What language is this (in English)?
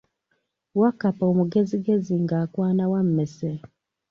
Ganda